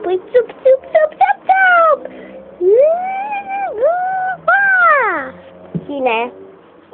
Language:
Romanian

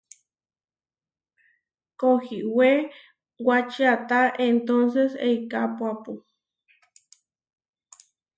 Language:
Huarijio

